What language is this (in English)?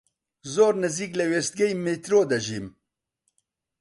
Central Kurdish